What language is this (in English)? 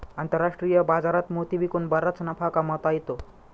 Marathi